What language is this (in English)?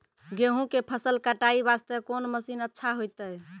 Maithili